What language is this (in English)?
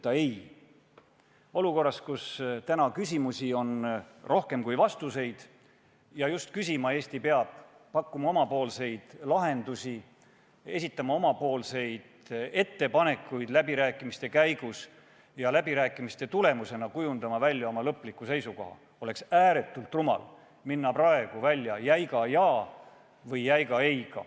Estonian